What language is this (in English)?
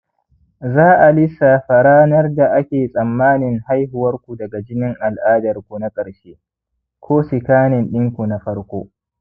Hausa